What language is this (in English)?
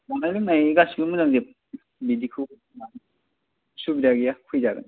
Bodo